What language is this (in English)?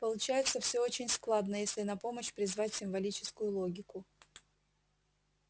Russian